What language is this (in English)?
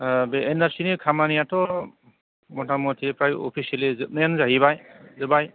Bodo